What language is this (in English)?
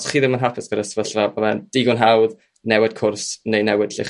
Welsh